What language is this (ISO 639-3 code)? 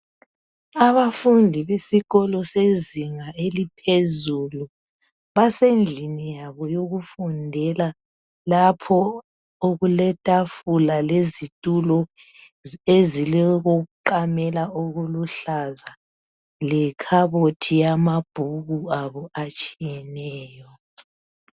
nde